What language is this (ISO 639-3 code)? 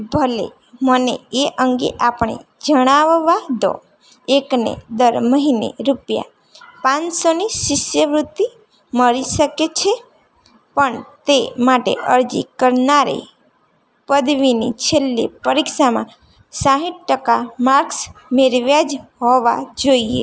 guj